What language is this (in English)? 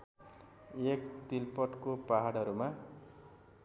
Nepali